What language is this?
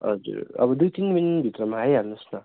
Nepali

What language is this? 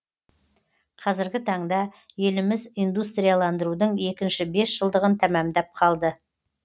Kazakh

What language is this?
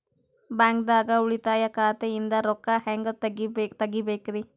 Kannada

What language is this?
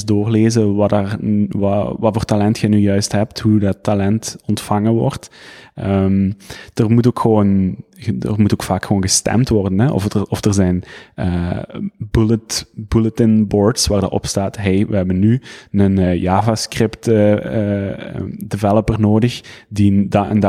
Dutch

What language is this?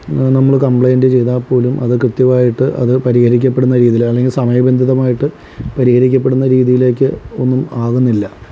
Malayalam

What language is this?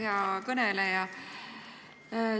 Estonian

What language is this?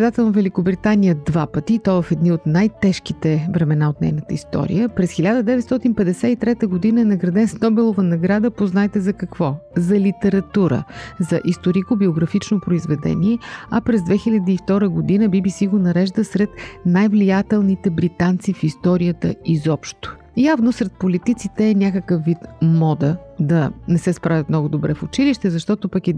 Bulgarian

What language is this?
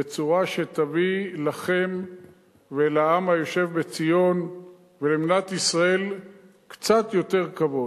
Hebrew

